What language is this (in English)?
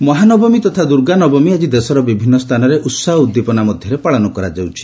Odia